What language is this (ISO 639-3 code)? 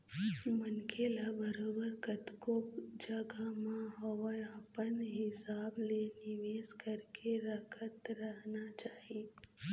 hne